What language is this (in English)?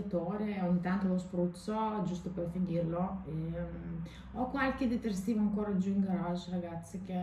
Italian